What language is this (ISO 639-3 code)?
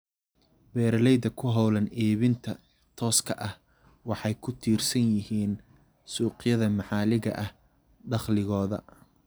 som